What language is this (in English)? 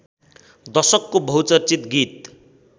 Nepali